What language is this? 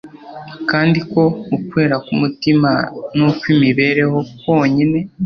Kinyarwanda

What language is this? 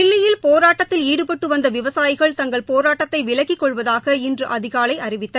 Tamil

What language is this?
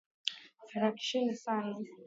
Swahili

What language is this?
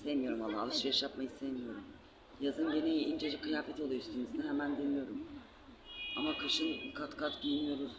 Turkish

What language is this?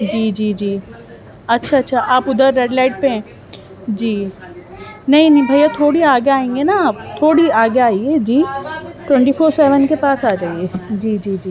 Urdu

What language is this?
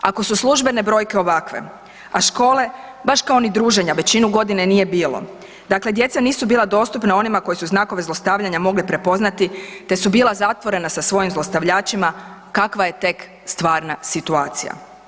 Croatian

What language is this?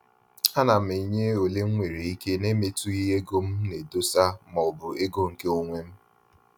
Igbo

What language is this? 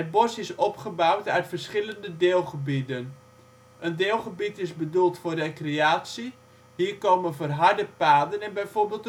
Dutch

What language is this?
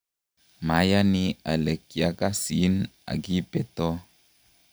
Kalenjin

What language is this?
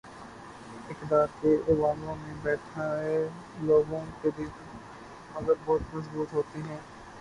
Urdu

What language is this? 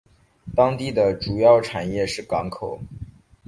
Chinese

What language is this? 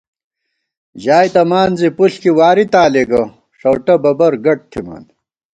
Gawar-Bati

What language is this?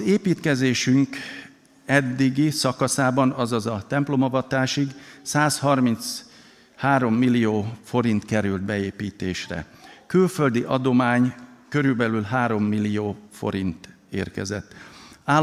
Hungarian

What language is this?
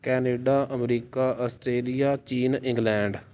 Punjabi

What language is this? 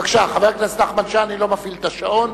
Hebrew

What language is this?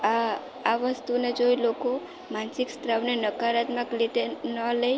Gujarati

